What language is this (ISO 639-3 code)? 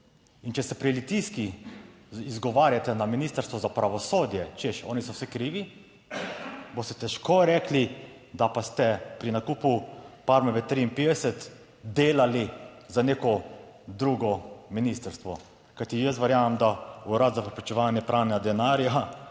slv